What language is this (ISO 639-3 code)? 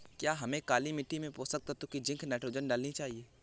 hin